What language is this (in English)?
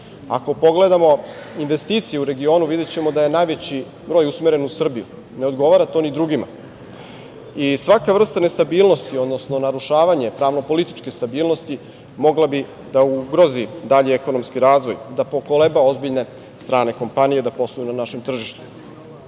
Serbian